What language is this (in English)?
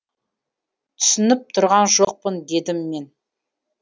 Kazakh